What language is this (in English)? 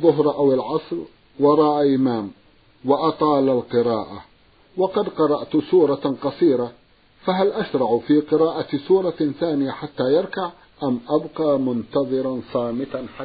Arabic